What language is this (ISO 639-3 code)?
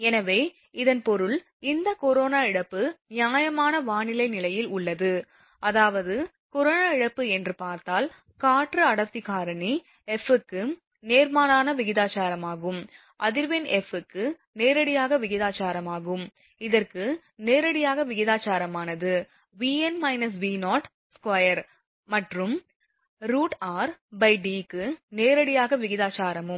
tam